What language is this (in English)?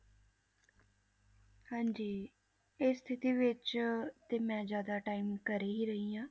Punjabi